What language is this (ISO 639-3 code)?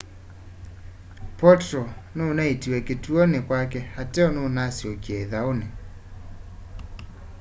kam